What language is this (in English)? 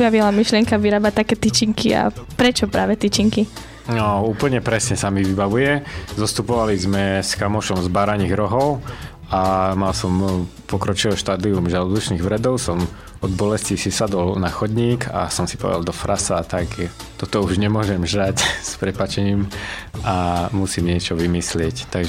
Slovak